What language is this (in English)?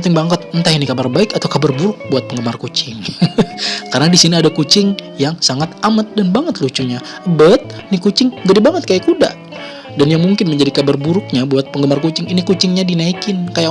Indonesian